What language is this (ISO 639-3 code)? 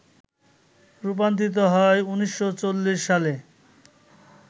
ben